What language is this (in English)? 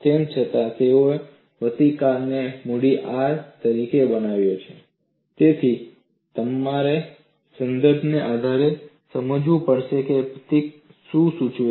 Gujarati